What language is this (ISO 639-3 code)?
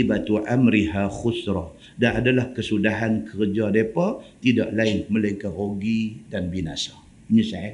msa